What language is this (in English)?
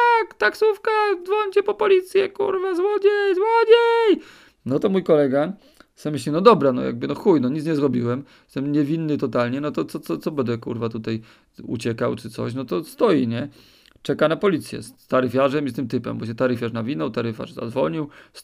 Polish